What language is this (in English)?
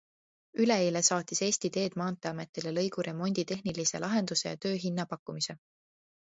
Estonian